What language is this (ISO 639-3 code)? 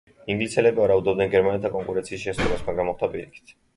kat